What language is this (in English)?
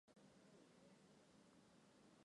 Chinese